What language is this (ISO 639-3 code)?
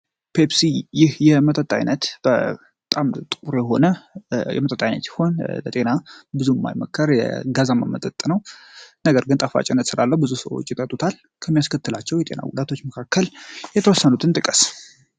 amh